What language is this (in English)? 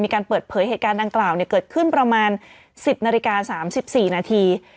Thai